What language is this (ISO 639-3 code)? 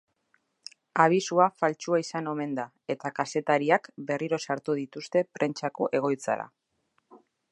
eus